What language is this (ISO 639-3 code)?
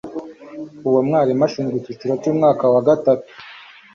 kin